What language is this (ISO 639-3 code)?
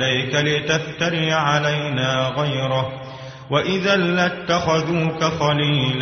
ara